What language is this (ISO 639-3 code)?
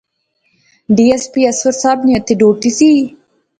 phr